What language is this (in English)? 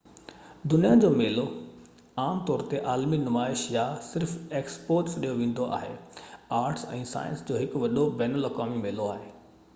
Sindhi